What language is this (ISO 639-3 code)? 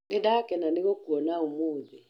kik